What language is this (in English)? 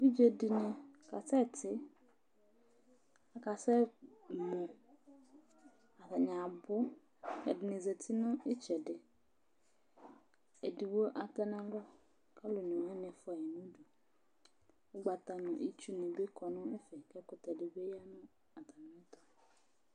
Ikposo